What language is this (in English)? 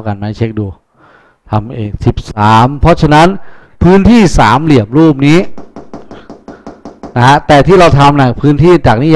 Thai